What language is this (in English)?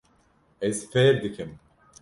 Kurdish